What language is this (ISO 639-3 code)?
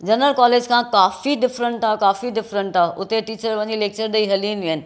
snd